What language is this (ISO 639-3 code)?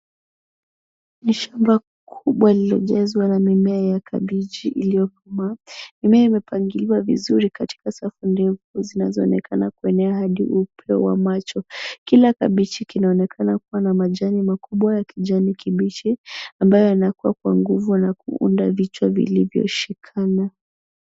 swa